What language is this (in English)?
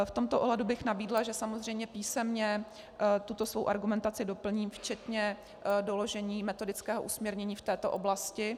Czech